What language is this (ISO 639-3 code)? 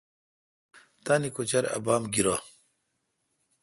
xka